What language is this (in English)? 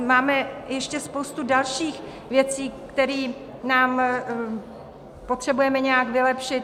Czech